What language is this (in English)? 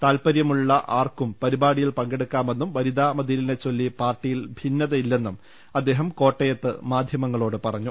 Malayalam